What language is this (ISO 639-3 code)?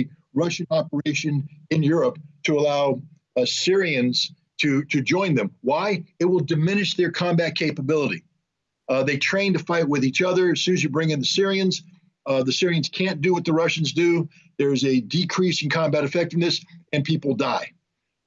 eng